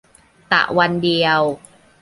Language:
Thai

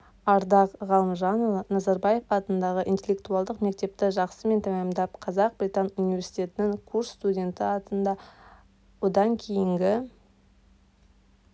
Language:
Kazakh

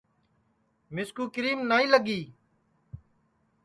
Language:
Sansi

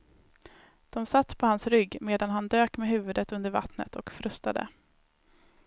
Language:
Swedish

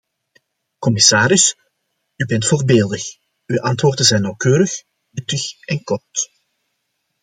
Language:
Dutch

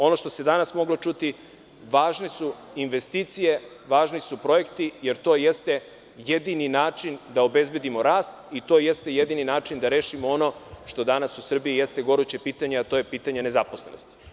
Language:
Serbian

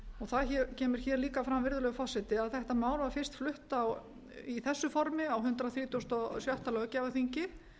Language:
Icelandic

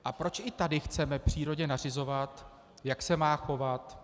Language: Czech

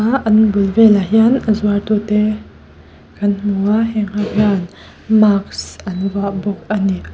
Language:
Mizo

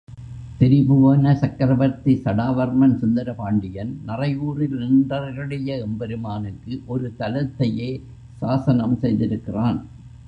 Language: Tamil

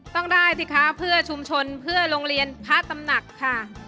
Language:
Thai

